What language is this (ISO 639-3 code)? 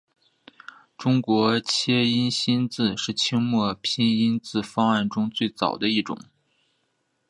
zho